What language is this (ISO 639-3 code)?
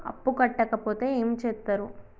tel